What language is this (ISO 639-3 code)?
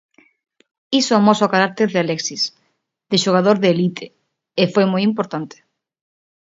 glg